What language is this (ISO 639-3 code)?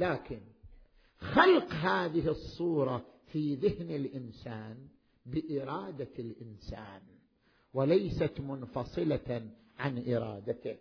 ara